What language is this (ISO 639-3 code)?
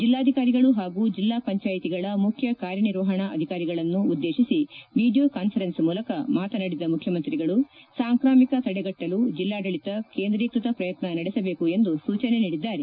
kan